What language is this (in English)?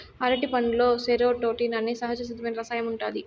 Telugu